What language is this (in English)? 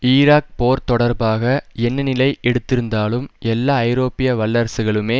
Tamil